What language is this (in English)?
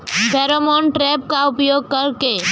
Bhojpuri